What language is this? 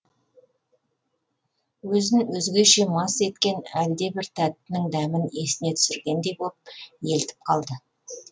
Kazakh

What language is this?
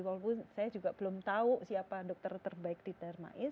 Indonesian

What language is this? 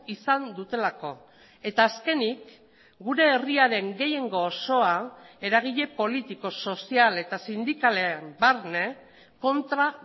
Basque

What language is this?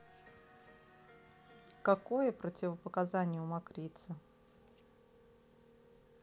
Russian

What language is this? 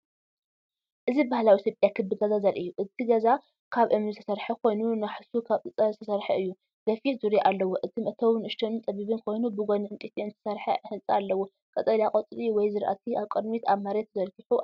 Tigrinya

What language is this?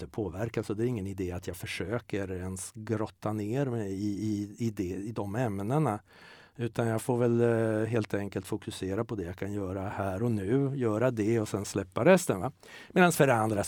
Swedish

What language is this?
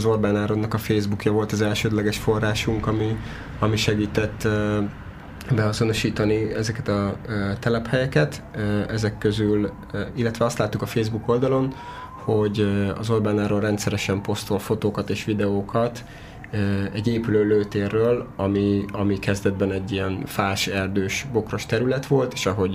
Hungarian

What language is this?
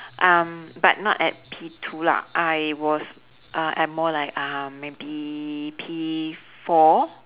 English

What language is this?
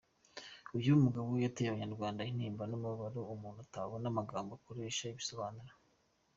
Kinyarwanda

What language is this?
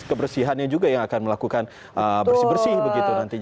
Indonesian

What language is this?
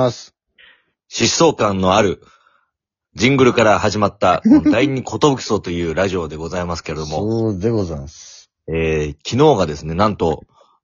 Japanese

